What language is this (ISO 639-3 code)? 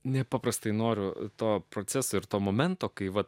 lit